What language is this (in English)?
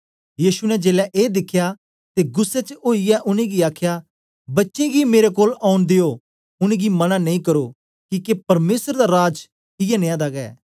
Dogri